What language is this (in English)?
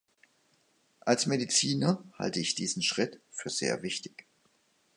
German